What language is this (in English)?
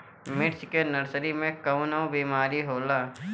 Bhojpuri